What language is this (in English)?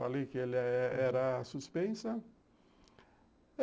Portuguese